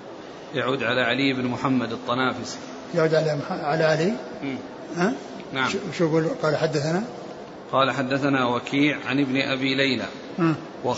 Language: Arabic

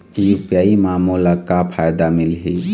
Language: Chhattisgarhi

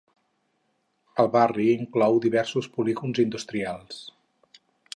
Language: Catalan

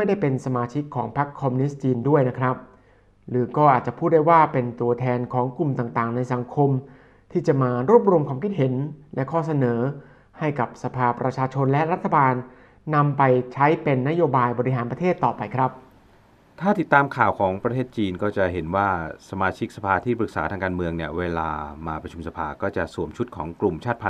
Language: Thai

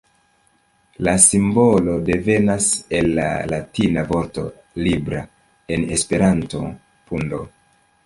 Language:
Esperanto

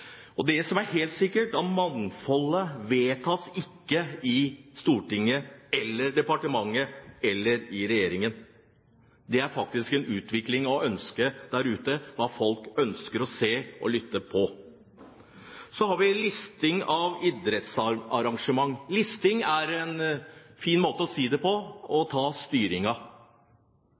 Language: Norwegian Bokmål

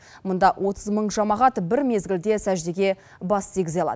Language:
Kazakh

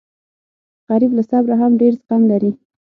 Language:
Pashto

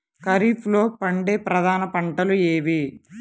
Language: Telugu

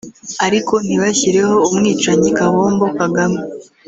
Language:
Kinyarwanda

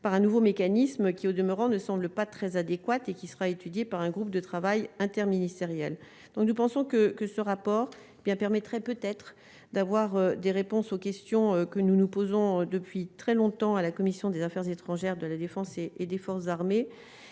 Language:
French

